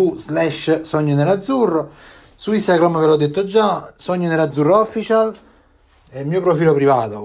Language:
Italian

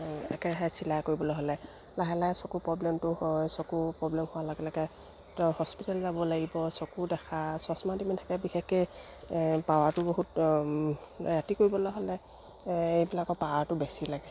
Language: Assamese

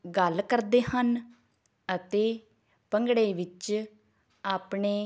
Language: Punjabi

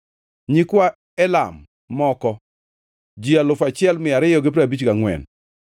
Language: Luo (Kenya and Tanzania)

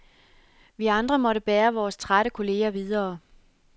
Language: Danish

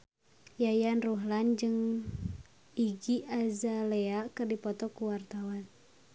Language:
Sundanese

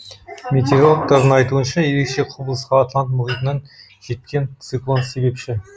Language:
Kazakh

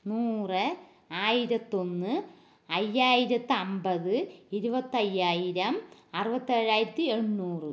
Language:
Malayalam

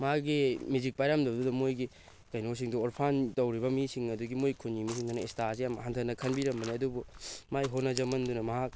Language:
Manipuri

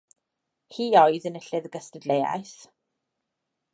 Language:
Welsh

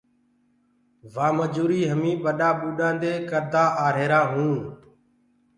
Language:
Gurgula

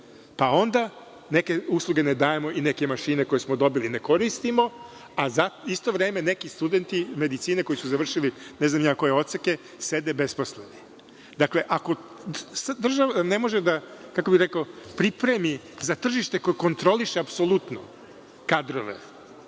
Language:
Serbian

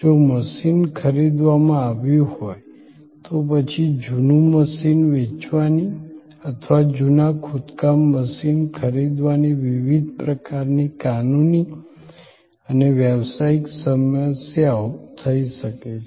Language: Gujarati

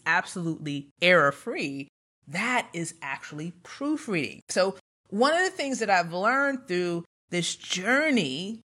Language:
English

